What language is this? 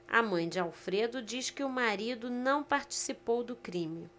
Portuguese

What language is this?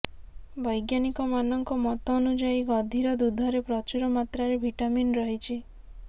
Odia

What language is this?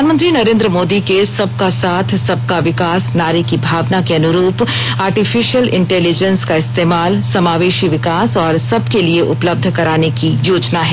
Hindi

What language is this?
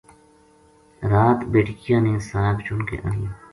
Gujari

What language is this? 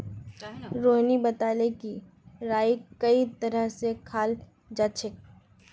Magahi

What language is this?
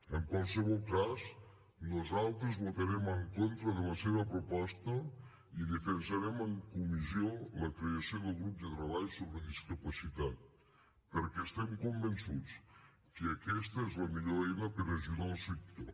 Catalan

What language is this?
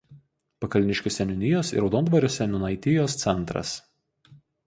Lithuanian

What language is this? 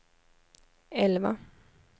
Swedish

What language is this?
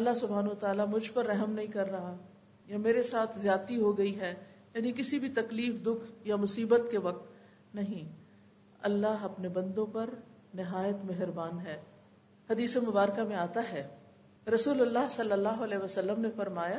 Urdu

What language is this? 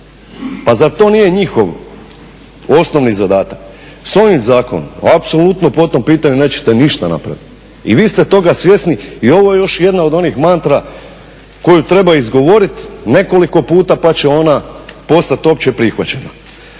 Croatian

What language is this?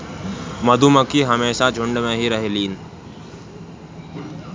Bhojpuri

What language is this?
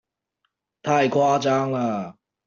Chinese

